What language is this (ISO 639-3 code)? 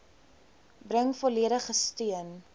afr